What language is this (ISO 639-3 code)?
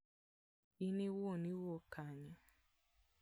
luo